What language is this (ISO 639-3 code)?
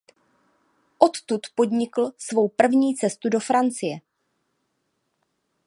ces